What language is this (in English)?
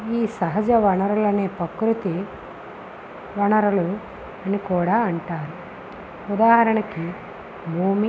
Telugu